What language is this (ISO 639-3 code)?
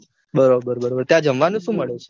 guj